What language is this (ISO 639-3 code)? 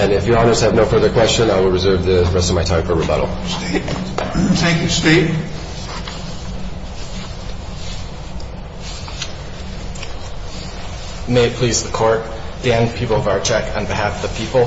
eng